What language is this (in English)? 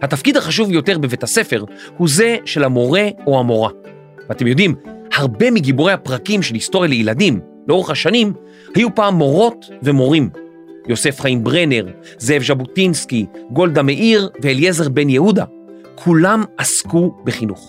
Hebrew